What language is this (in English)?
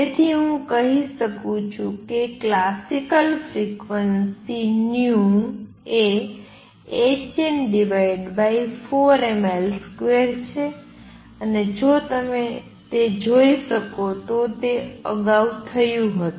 Gujarati